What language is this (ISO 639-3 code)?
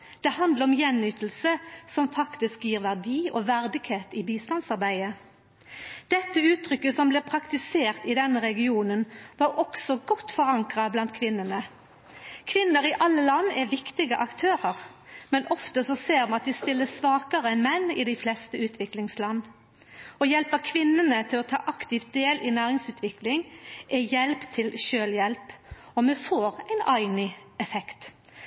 nno